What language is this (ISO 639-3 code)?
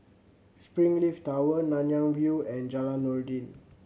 eng